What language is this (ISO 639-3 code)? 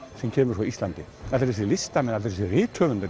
isl